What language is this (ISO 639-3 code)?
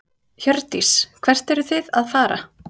isl